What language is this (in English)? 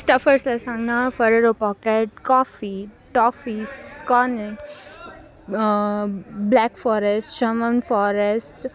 Gujarati